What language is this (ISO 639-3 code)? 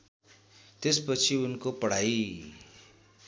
nep